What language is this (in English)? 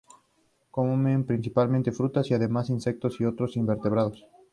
Spanish